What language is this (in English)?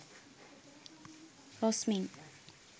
Sinhala